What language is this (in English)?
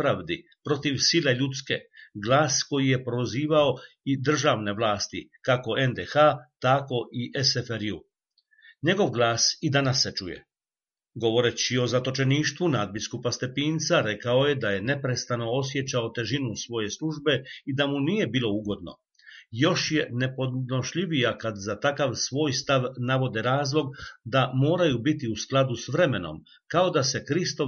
Croatian